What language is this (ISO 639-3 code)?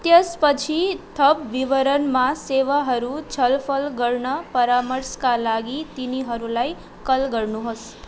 nep